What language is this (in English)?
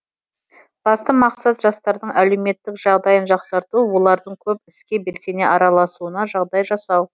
Kazakh